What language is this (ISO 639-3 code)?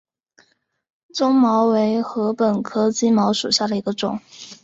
zho